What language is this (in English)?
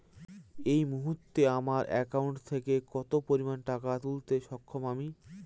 Bangla